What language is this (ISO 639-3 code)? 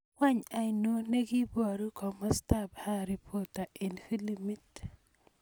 kln